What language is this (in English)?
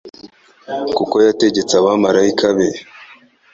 Kinyarwanda